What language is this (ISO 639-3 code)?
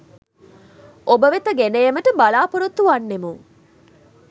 sin